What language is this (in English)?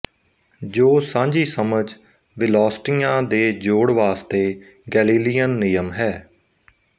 Punjabi